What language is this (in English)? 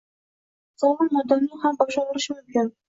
Uzbek